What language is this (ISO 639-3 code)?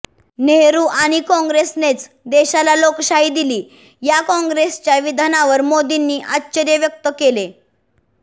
mar